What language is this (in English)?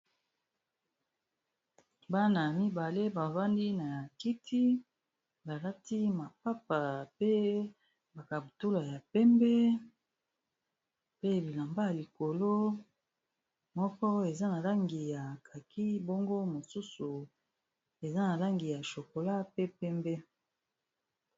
Lingala